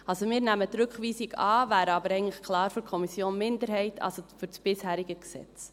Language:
Swiss German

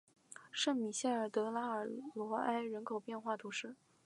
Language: Chinese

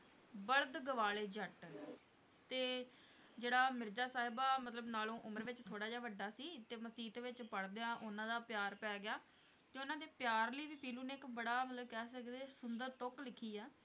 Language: Punjabi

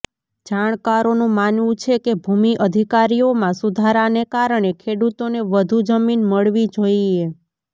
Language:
Gujarati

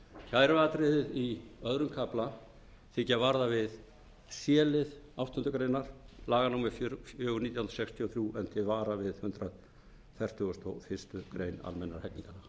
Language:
Icelandic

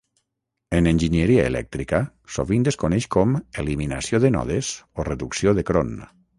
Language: Catalan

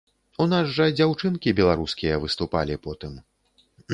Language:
Belarusian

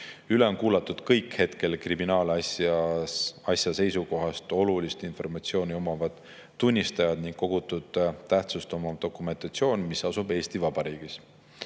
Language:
Estonian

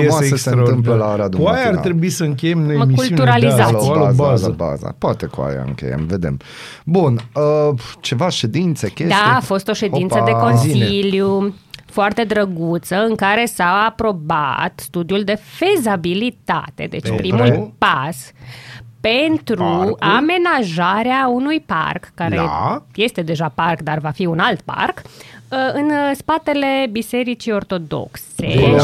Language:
Romanian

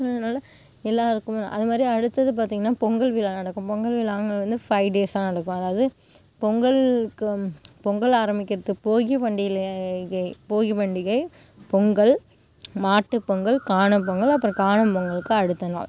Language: Tamil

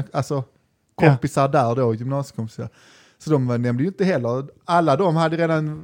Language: Swedish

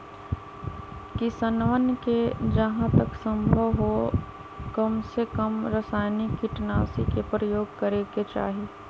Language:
Magahi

